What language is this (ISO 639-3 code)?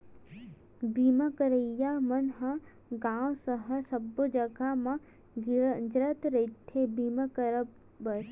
hne